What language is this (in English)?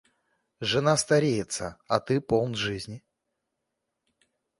Russian